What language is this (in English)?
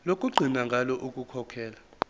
Zulu